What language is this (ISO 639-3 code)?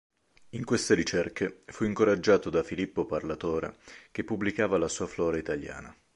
ita